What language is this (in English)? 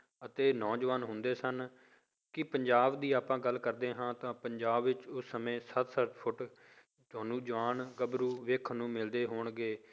Punjabi